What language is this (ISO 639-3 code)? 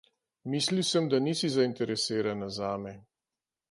slv